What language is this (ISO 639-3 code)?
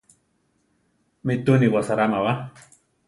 tar